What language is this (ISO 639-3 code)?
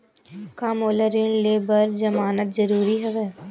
hne